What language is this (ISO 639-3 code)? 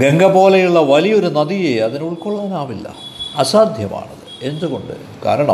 mal